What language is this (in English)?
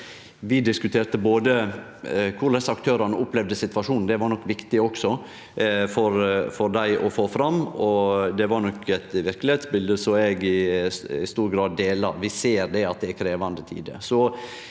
Norwegian